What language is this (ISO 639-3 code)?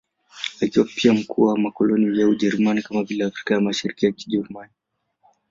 swa